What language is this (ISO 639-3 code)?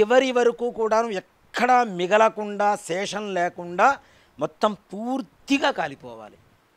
tel